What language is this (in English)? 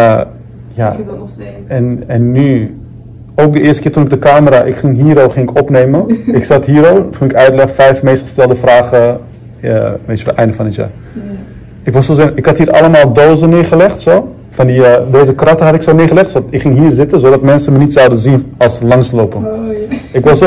Dutch